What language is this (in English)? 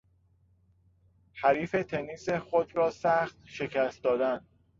Persian